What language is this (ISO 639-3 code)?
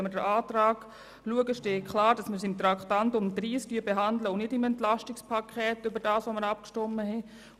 gsw